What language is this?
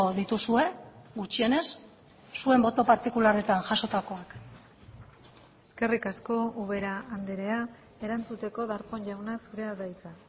Basque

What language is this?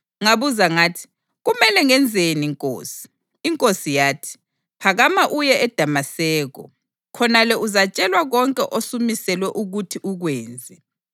North Ndebele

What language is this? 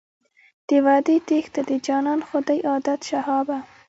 Pashto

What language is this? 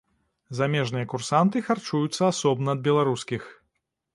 Belarusian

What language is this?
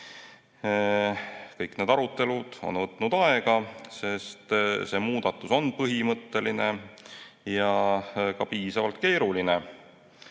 Estonian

